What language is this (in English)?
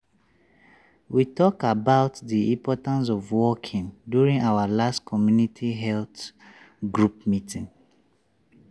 Nigerian Pidgin